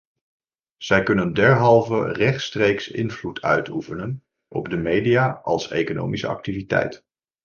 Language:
Dutch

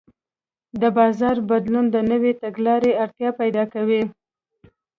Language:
Pashto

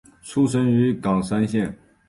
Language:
Chinese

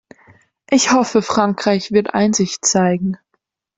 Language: German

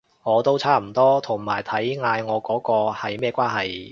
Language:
Cantonese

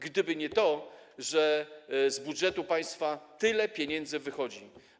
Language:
Polish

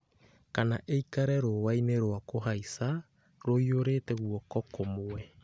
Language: Kikuyu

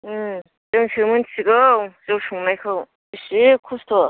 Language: Bodo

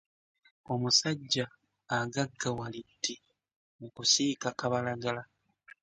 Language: Ganda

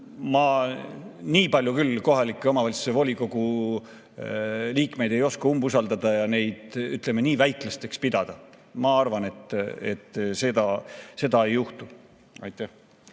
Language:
Estonian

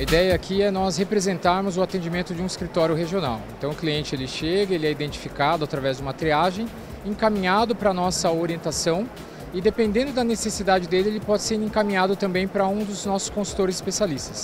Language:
Portuguese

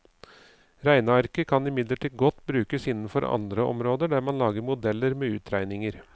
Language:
Norwegian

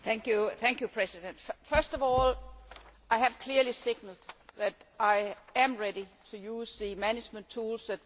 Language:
English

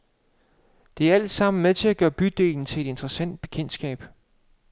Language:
Danish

